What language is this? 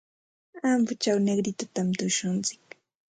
Santa Ana de Tusi Pasco Quechua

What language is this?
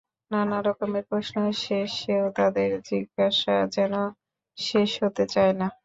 Bangla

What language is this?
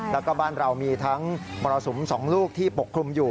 Thai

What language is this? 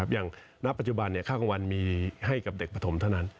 Thai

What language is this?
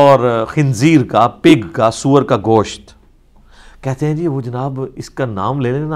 Urdu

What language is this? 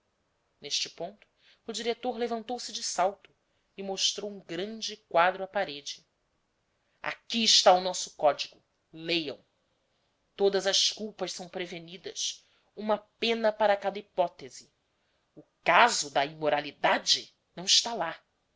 Portuguese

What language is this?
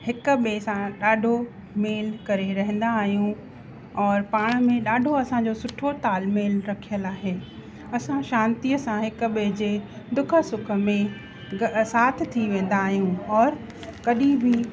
Sindhi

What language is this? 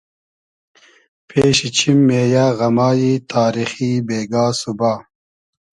Hazaragi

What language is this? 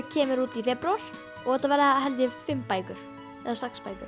Icelandic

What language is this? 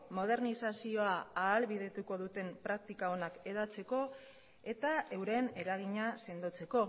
Basque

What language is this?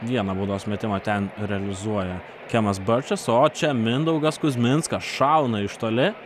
Lithuanian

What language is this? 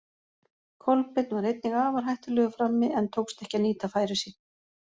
Icelandic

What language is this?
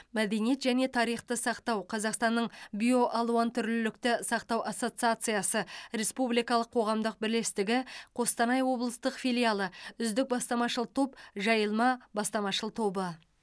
Kazakh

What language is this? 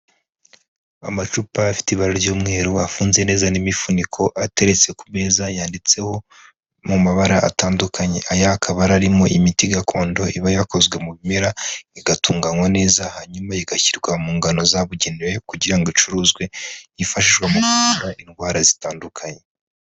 Kinyarwanda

